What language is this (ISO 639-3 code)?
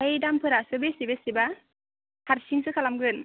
brx